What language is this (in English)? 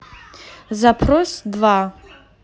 Russian